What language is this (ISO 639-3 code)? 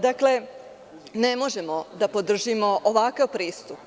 srp